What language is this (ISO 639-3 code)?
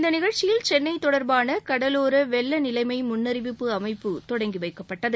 tam